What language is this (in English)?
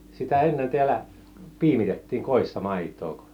Finnish